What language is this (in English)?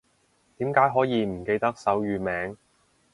Cantonese